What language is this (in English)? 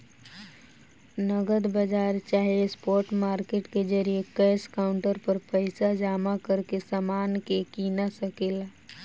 Bhojpuri